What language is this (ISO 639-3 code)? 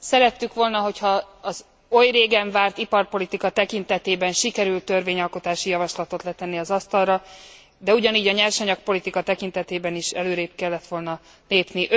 hun